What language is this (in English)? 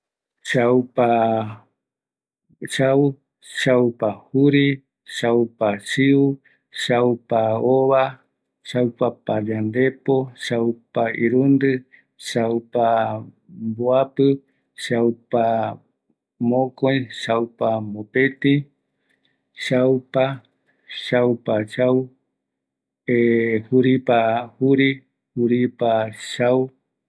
Eastern Bolivian Guaraní